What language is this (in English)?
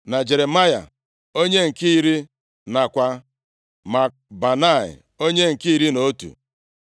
Igbo